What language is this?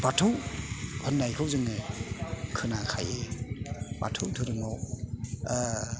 Bodo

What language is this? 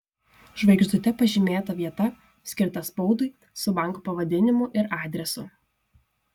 Lithuanian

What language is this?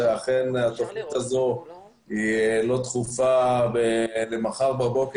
Hebrew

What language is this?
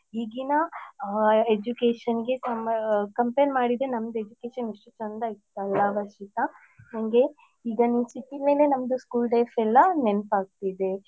Kannada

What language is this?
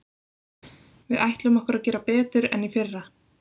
Icelandic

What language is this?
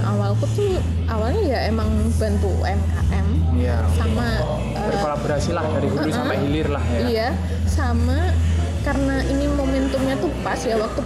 Indonesian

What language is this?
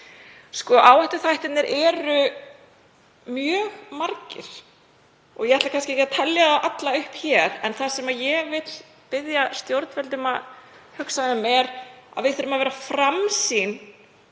Icelandic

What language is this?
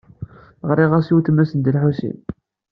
Kabyle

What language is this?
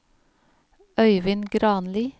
Norwegian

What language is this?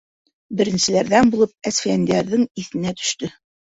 Bashkir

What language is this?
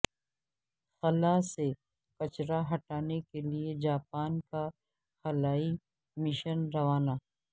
Urdu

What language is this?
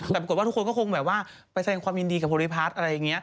Thai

